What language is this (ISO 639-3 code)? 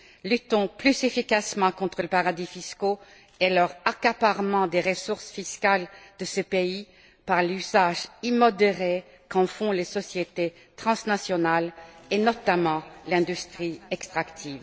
fra